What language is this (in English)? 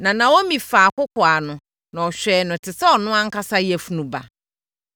Akan